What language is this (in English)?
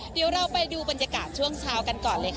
Thai